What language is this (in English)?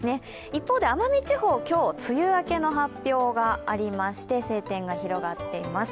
Japanese